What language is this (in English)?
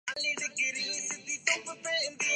Urdu